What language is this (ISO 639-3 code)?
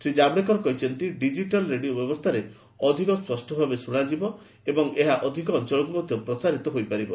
ori